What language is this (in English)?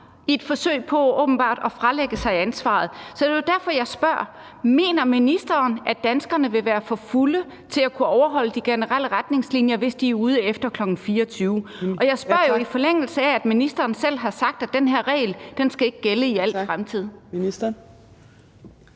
Danish